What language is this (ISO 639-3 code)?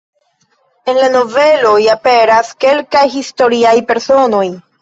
epo